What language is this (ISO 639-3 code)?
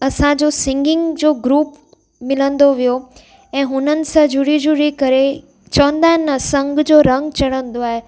snd